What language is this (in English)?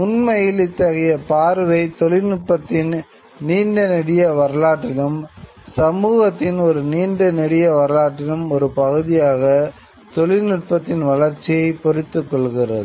Tamil